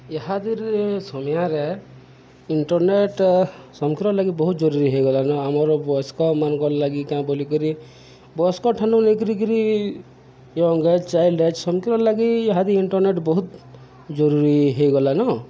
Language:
Odia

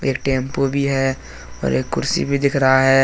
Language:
Hindi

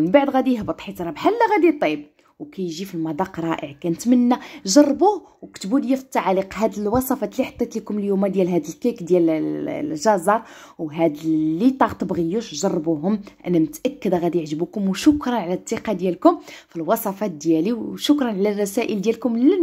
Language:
Arabic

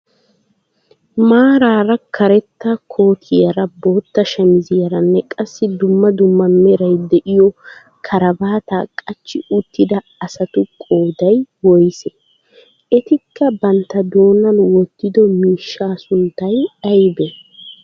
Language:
Wolaytta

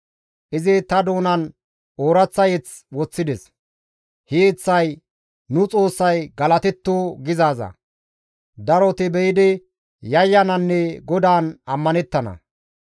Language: Gamo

